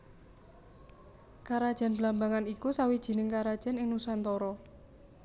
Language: Javanese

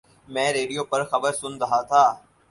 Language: Urdu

